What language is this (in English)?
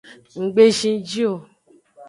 Aja (Benin)